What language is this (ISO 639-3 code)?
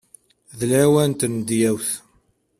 kab